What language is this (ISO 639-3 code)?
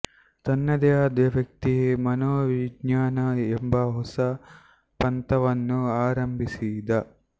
kan